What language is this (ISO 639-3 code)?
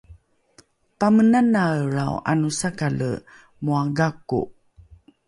dru